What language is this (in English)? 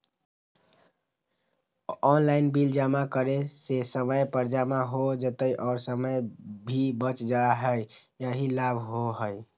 Magahi